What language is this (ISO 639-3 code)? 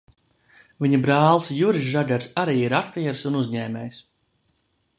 lav